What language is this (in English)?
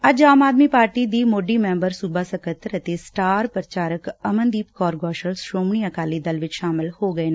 Punjabi